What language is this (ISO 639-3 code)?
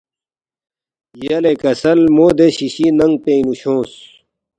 bft